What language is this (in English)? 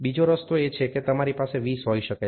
Gujarati